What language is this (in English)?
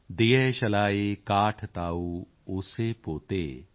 Punjabi